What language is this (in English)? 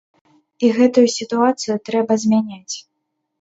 Belarusian